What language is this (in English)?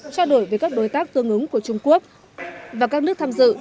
Vietnamese